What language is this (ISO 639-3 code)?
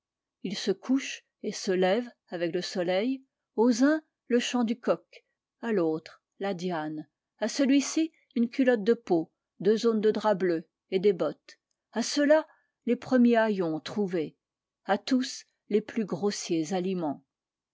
fra